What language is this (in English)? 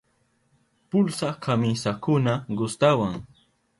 Southern Pastaza Quechua